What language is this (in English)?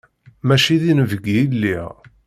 Kabyle